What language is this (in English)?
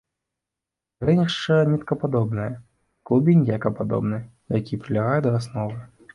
Belarusian